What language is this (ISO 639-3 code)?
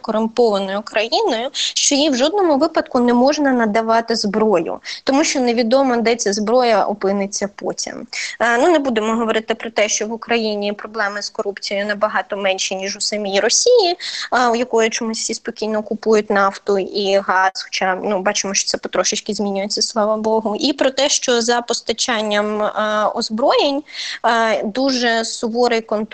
ukr